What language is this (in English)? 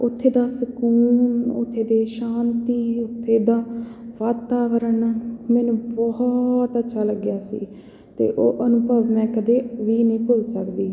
Punjabi